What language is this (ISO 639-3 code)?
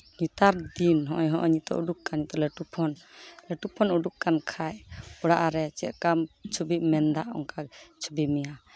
sat